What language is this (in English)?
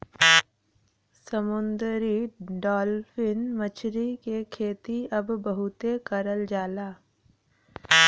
Bhojpuri